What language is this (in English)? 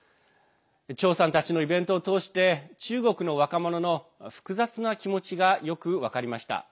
Japanese